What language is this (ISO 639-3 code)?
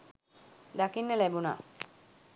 sin